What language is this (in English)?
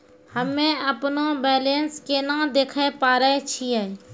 Maithili